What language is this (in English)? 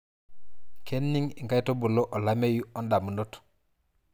Masai